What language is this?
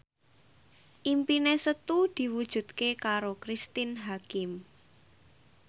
Javanese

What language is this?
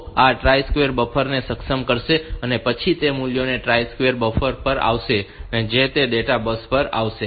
Gujarati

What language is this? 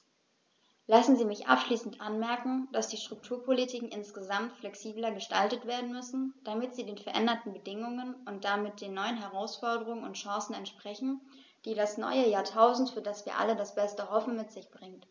German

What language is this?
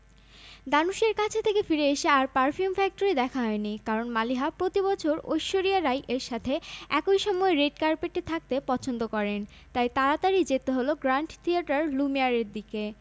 Bangla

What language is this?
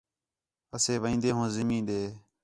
Khetrani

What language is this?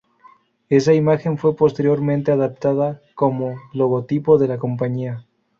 Spanish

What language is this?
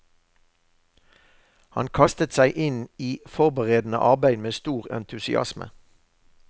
Norwegian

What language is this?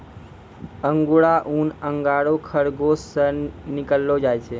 Maithili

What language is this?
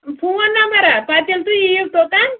Kashmiri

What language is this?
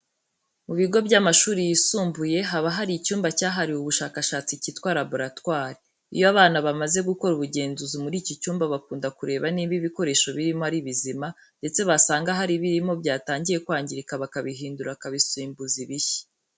Kinyarwanda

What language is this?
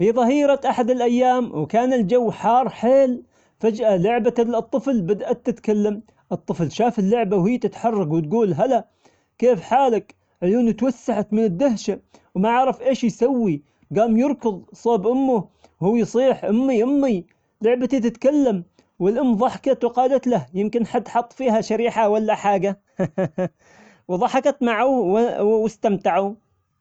Omani Arabic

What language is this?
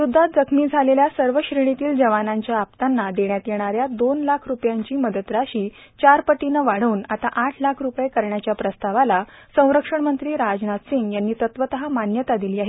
Marathi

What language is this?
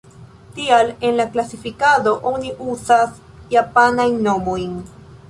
Esperanto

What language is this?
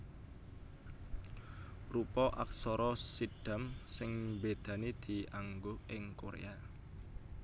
Javanese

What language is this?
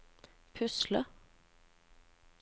Norwegian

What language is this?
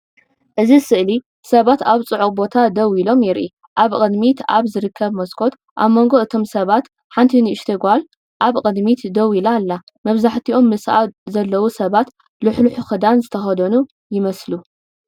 Tigrinya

